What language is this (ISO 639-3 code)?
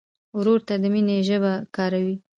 pus